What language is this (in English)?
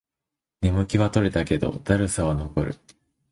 Japanese